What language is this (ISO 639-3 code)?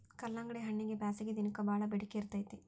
kan